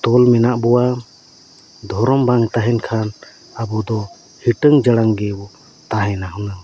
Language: Santali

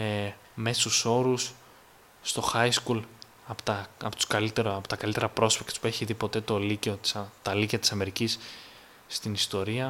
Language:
Greek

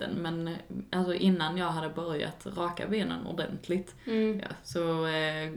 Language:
Swedish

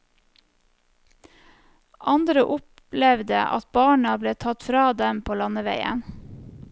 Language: Norwegian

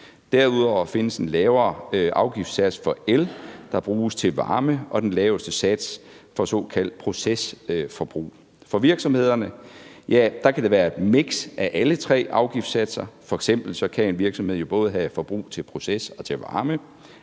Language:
Danish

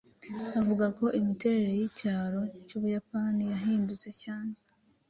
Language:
Kinyarwanda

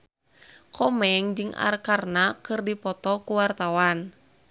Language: Sundanese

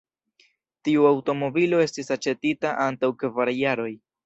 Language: Esperanto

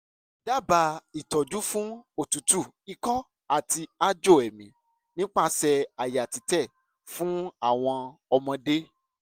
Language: Yoruba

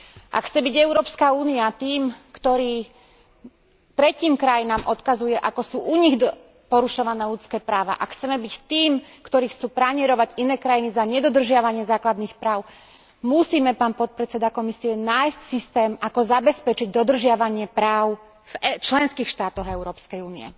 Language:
Slovak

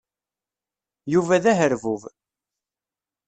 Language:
Kabyle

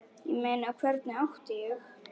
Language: Icelandic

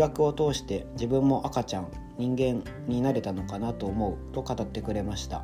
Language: Japanese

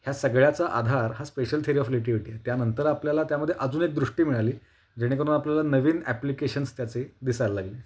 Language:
Marathi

